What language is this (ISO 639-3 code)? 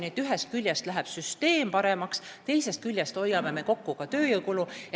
est